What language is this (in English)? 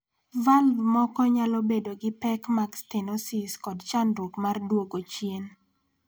Luo (Kenya and Tanzania)